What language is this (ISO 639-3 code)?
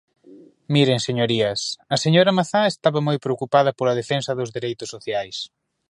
glg